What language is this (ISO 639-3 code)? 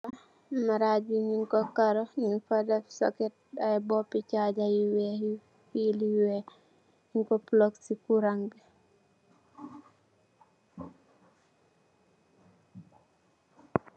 wol